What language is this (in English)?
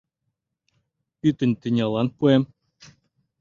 Mari